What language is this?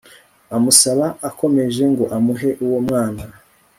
Kinyarwanda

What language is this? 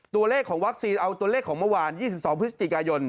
Thai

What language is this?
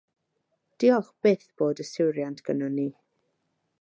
Welsh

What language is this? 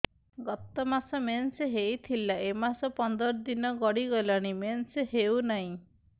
Odia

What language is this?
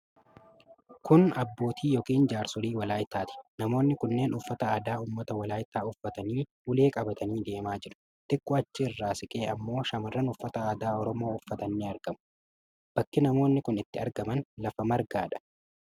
Oromo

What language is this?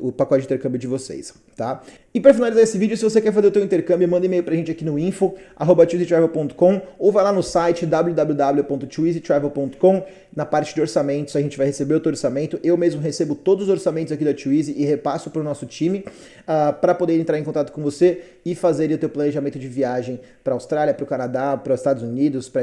Portuguese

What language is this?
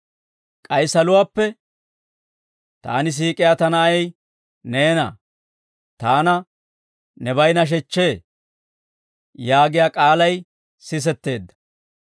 Dawro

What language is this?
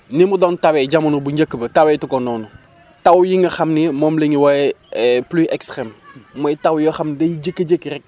Wolof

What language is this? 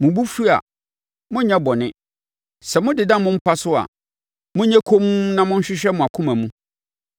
Akan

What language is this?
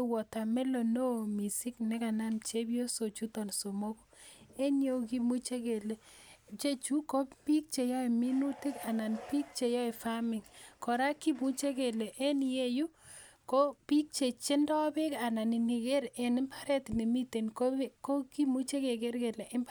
Kalenjin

